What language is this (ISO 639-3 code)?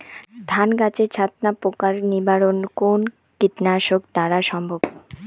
ben